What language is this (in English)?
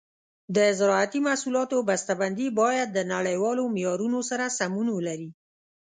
Pashto